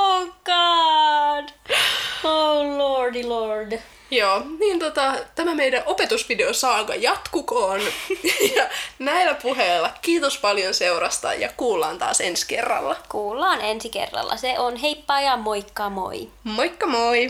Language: Finnish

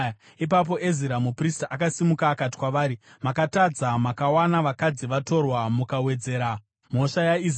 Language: Shona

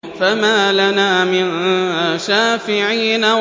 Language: Arabic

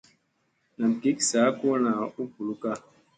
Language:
Musey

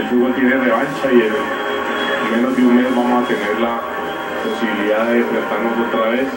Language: Spanish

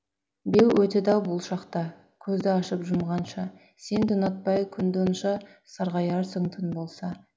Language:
Kazakh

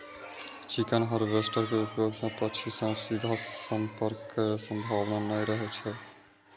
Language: Maithili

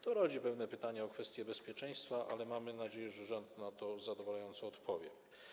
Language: Polish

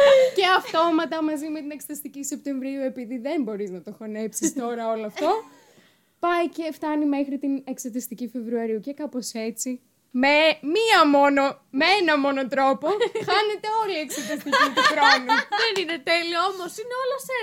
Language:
Greek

